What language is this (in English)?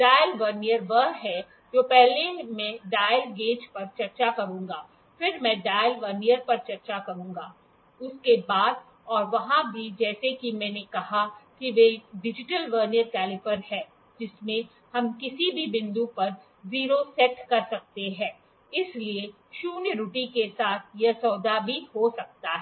Hindi